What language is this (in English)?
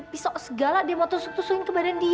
Indonesian